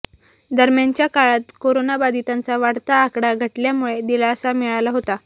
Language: Marathi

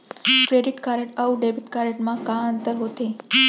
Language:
Chhattisgarhi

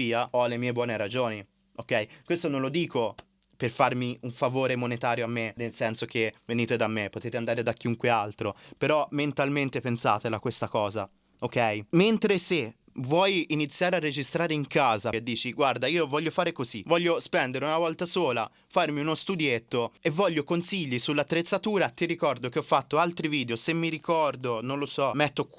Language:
Italian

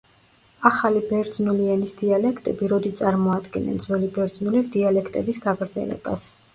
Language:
Georgian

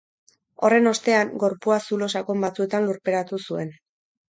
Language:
Basque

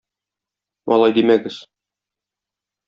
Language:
Tatar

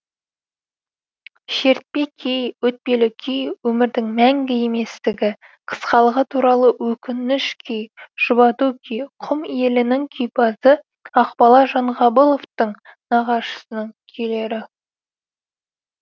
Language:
Kazakh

